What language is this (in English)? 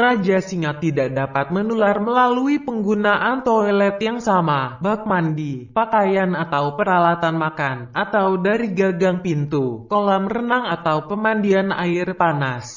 Indonesian